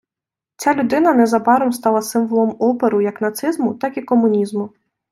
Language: Ukrainian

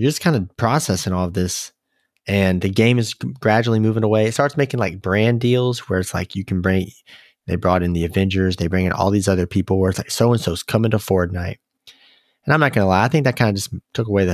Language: English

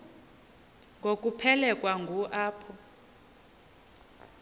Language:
Xhosa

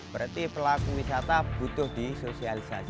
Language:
Indonesian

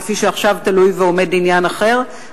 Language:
Hebrew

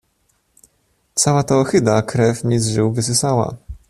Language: Polish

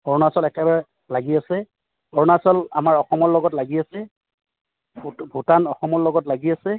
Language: Assamese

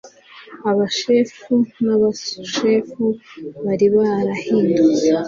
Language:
Kinyarwanda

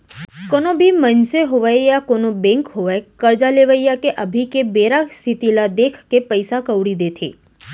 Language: Chhattisgarhi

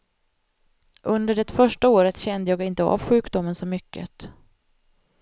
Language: Swedish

